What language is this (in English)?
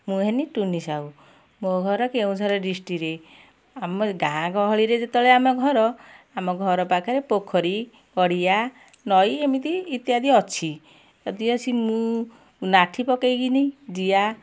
Odia